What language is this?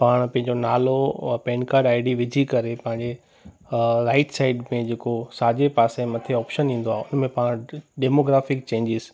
Sindhi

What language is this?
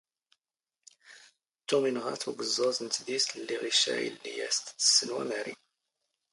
Standard Moroccan Tamazight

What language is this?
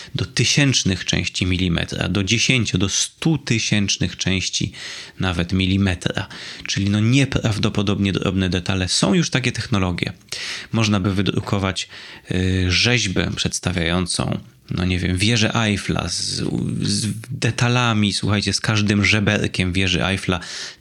Polish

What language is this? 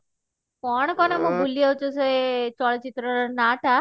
Odia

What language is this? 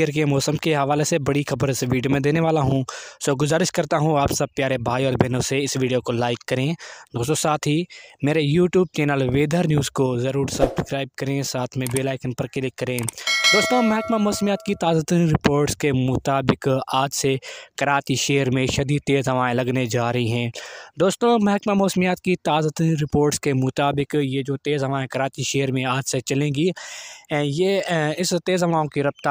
Hindi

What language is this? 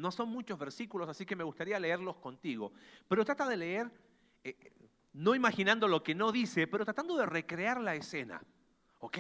Spanish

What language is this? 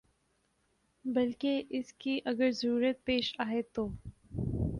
Urdu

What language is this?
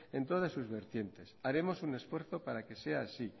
Spanish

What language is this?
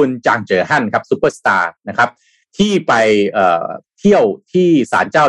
Thai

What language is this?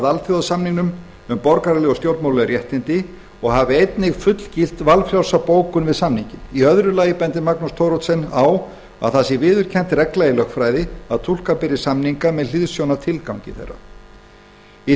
Icelandic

